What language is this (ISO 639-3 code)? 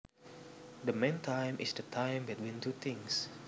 jav